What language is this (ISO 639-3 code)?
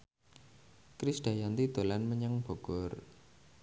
jav